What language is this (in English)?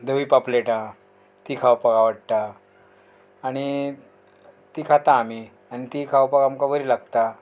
Konkani